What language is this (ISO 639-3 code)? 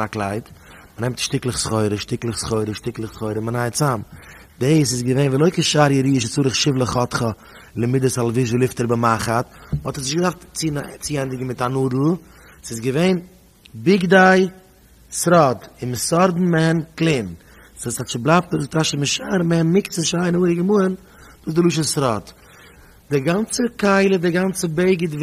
nld